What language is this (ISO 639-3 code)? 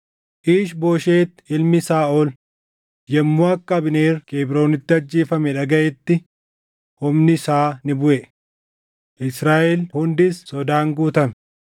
orm